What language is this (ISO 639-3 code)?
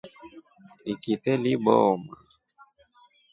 rof